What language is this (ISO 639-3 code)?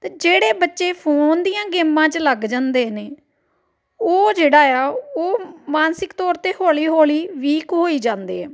pan